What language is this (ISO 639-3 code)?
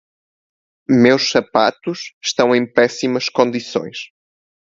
por